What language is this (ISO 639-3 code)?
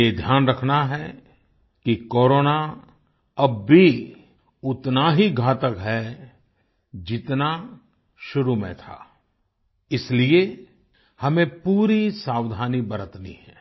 hin